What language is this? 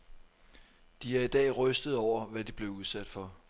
Danish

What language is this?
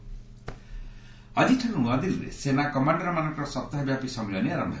Odia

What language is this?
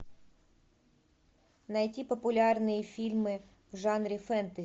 Russian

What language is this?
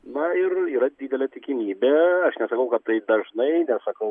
Lithuanian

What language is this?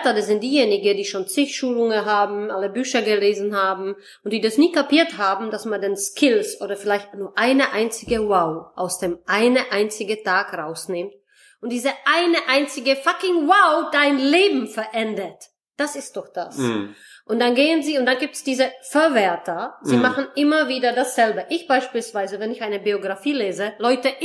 German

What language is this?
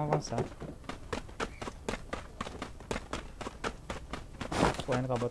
Portuguese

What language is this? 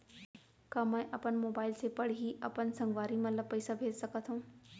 Chhattisgarhi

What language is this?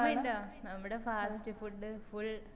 Malayalam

